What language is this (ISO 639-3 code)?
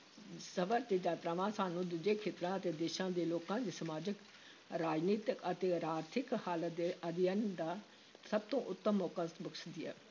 pan